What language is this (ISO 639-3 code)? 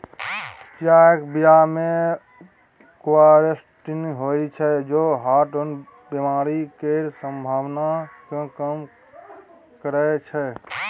mai